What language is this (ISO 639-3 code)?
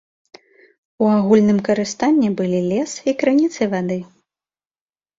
bel